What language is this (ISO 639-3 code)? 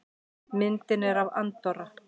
isl